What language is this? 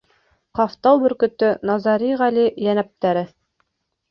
Bashkir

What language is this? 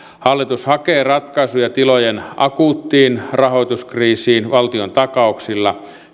Finnish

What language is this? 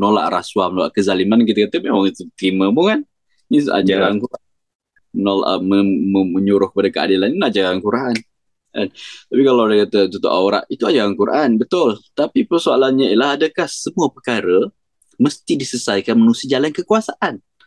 Malay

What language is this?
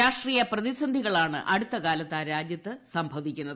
Malayalam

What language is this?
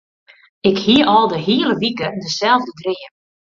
Western Frisian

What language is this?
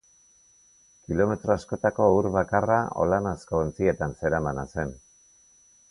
Basque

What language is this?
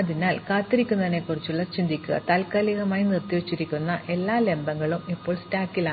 Malayalam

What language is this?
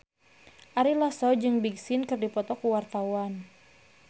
Sundanese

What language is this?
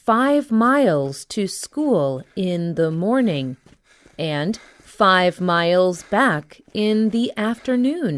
English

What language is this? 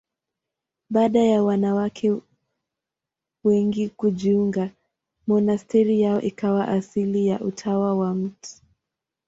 Swahili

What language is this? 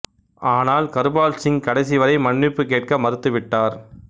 Tamil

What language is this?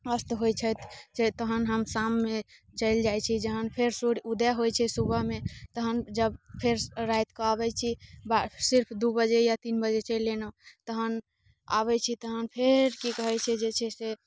Maithili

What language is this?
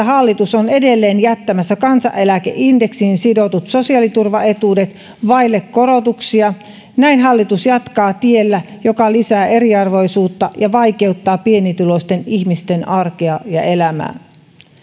Finnish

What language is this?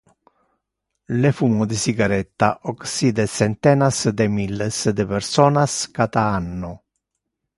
Interlingua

